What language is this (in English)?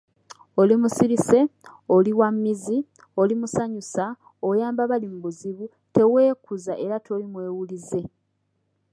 Ganda